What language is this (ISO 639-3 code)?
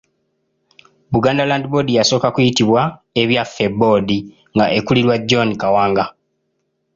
lug